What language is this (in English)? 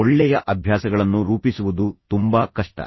Kannada